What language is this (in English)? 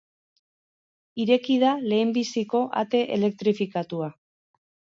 Basque